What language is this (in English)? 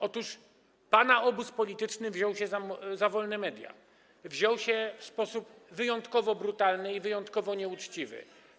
Polish